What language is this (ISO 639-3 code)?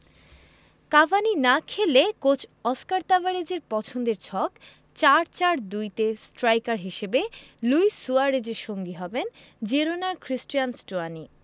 ben